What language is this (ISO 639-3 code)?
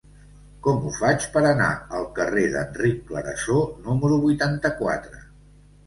cat